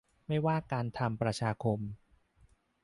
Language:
Thai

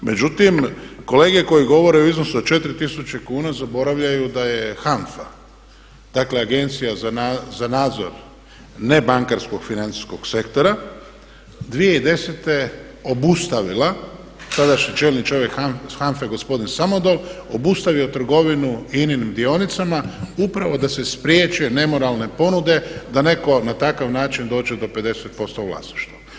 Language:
Croatian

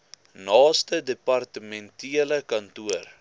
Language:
Afrikaans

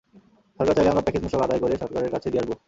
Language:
Bangla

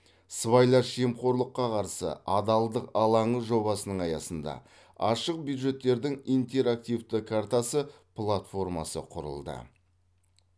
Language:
Kazakh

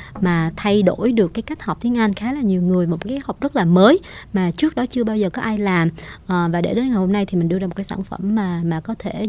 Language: Vietnamese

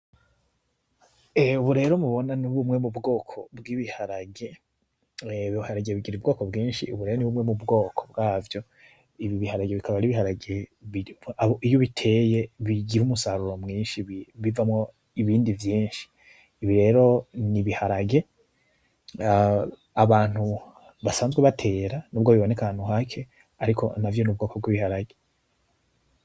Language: Rundi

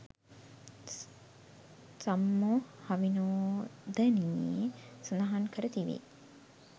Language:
Sinhala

